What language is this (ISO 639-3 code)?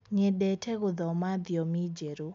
kik